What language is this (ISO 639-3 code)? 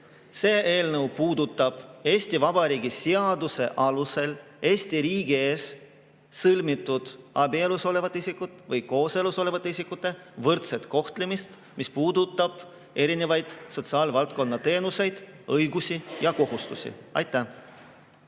est